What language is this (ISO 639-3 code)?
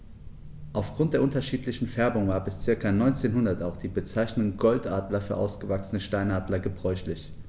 deu